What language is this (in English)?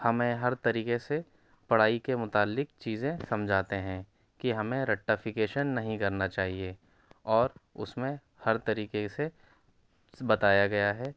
Urdu